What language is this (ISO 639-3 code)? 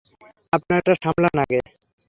ben